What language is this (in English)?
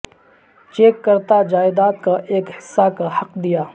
Urdu